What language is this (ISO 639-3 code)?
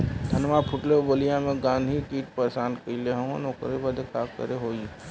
bho